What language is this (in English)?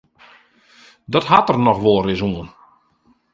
Western Frisian